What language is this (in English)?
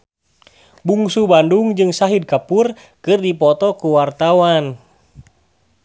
Sundanese